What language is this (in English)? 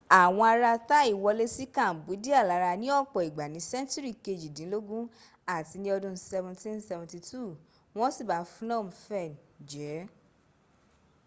Yoruba